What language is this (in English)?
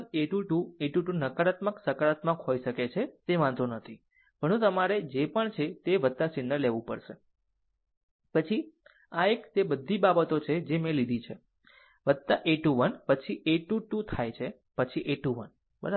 Gujarati